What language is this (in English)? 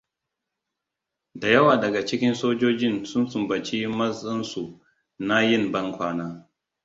Hausa